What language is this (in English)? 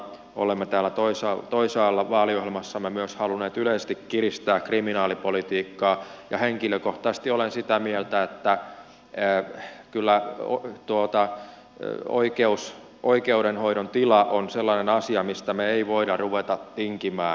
Finnish